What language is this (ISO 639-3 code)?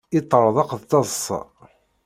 kab